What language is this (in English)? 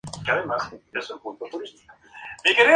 Spanish